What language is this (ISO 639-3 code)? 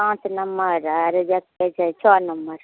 mai